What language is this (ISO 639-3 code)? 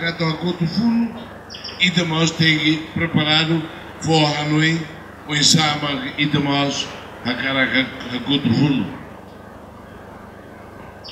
por